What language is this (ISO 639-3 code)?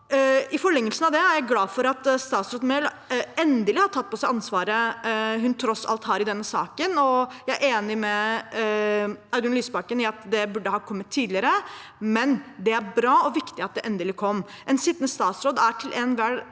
nor